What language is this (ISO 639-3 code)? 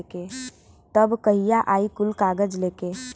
bho